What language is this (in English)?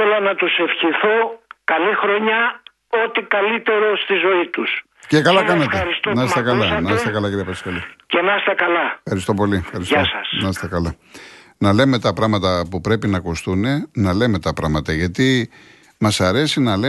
Greek